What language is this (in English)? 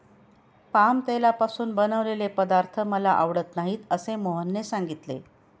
Marathi